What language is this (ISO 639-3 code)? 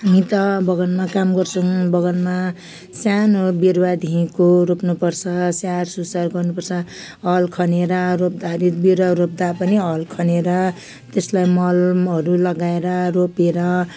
nep